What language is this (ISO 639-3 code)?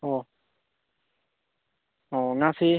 mni